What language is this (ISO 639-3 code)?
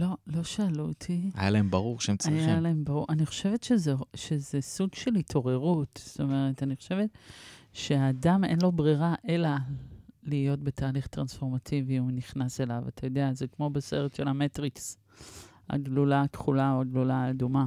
heb